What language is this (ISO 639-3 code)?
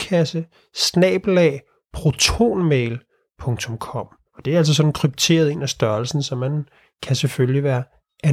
dan